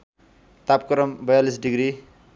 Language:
Nepali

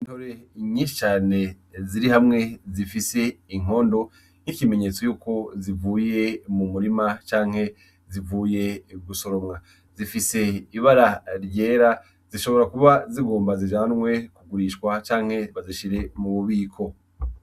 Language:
Rundi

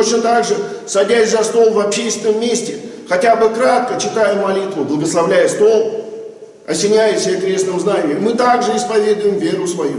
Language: Russian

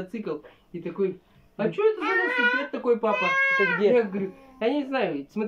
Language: Russian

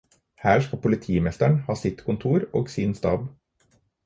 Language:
Norwegian Bokmål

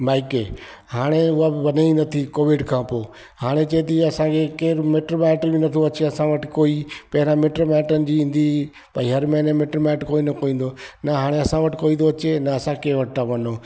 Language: Sindhi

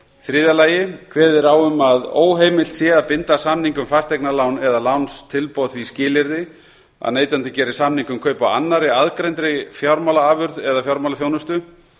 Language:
Icelandic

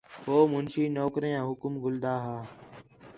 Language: Khetrani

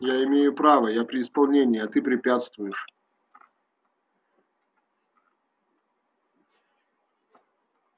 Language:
Russian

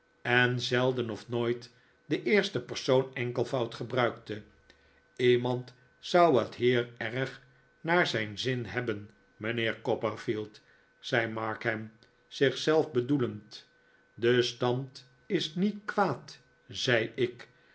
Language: Dutch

